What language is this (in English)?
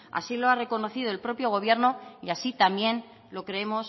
Spanish